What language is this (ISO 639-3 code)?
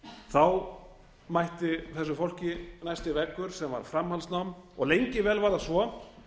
isl